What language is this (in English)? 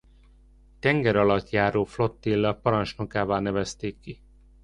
Hungarian